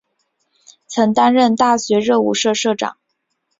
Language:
Chinese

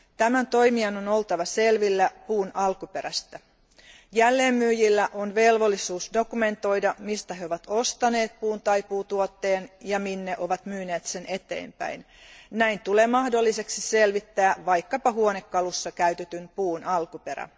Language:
Finnish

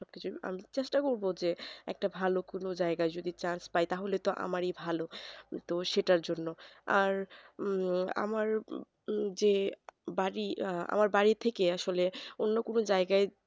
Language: Bangla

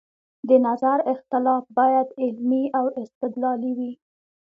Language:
Pashto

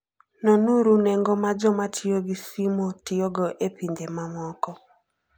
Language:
Luo (Kenya and Tanzania)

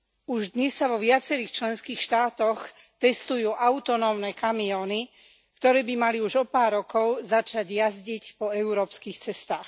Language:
Slovak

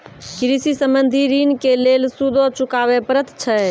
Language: Maithili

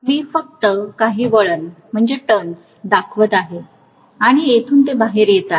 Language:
Marathi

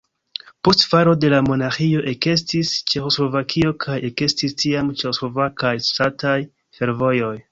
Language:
Esperanto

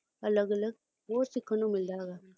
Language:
Punjabi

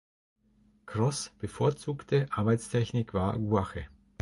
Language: German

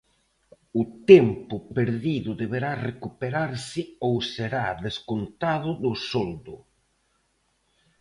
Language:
Galician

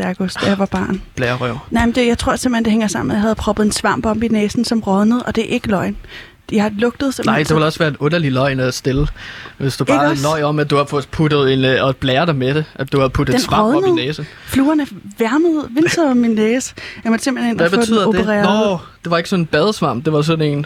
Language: Danish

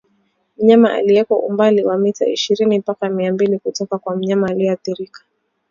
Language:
Swahili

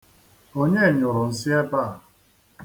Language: Igbo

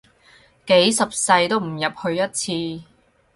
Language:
Cantonese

